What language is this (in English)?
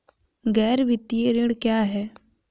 Hindi